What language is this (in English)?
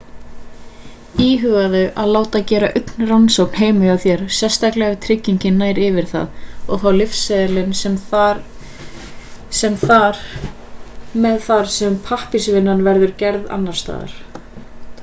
Icelandic